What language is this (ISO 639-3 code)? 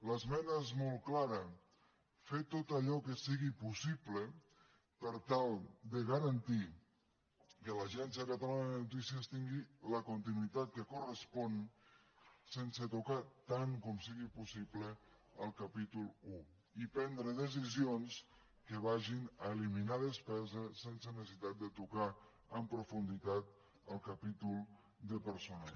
cat